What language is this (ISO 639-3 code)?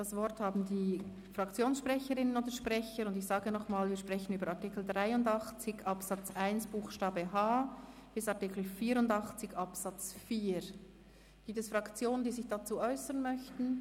gsw